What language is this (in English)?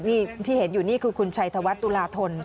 Thai